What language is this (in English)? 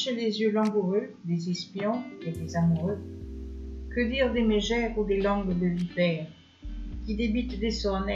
French